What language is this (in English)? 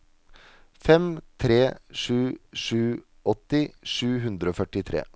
Norwegian